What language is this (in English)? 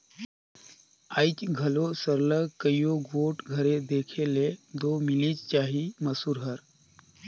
Chhattisgarhi